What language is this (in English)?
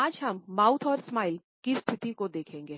Hindi